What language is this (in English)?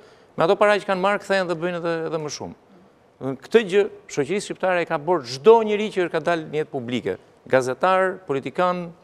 Romanian